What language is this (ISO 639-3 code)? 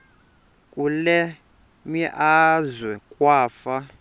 xho